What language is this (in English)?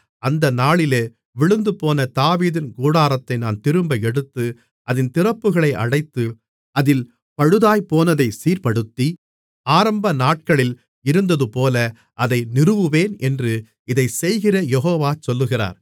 Tamil